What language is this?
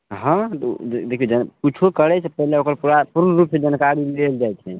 Maithili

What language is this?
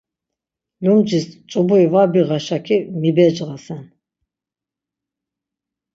Laz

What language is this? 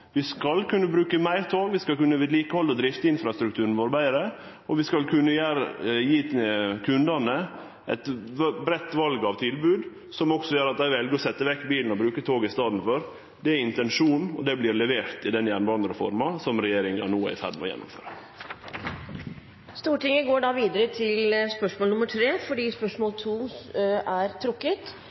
Norwegian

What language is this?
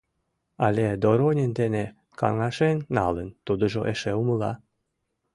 Mari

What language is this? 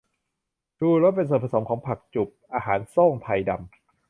Thai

